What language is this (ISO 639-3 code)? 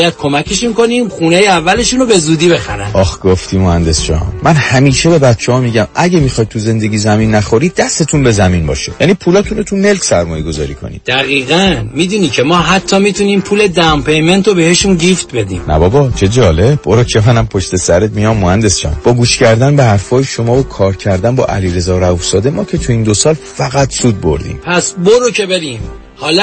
fas